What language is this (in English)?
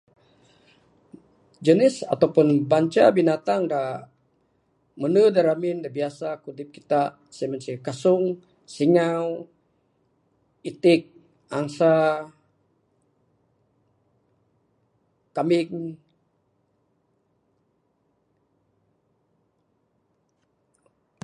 Bukar-Sadung Bidayuh